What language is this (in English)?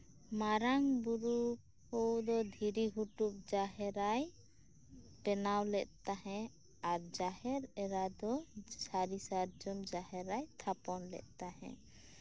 Santali